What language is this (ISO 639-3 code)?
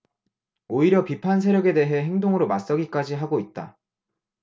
kor